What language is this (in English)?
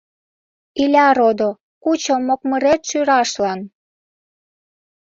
Mari